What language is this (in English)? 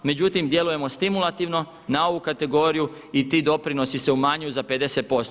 Croatian